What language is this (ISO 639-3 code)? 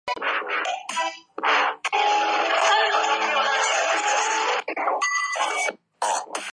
zho